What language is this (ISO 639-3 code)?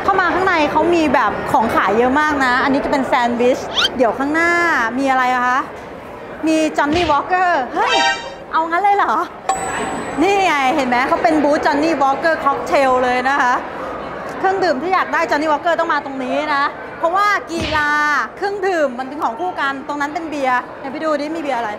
tha